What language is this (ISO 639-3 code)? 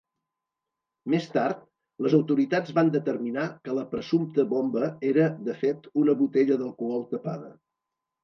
cat